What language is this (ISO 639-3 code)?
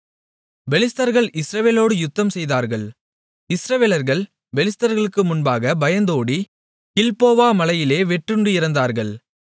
tam